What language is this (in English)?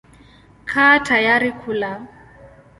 Swahili